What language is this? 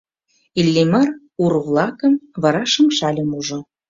Mari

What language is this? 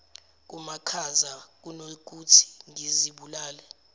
Zulu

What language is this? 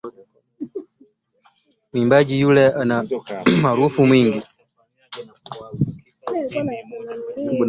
Swahili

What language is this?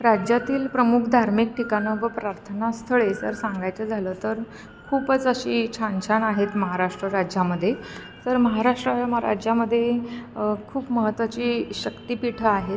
Marathi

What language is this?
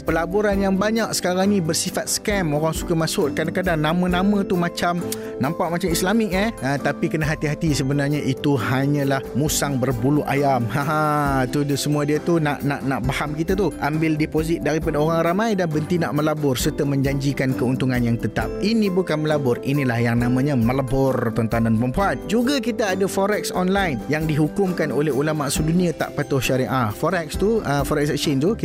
Malay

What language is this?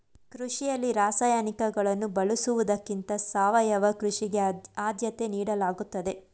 Kannada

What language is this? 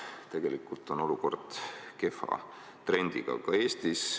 Estonian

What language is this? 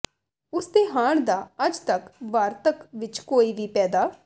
Punjabi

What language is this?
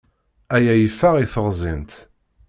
Kabyle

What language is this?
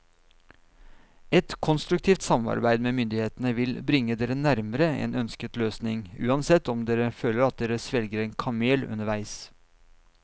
Norwegian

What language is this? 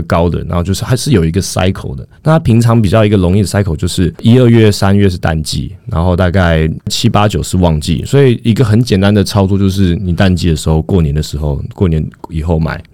Chinese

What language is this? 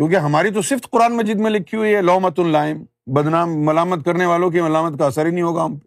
Urdu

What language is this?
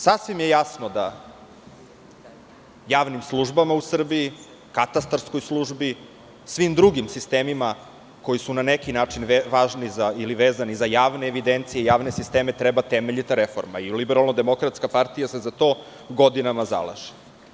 Serbian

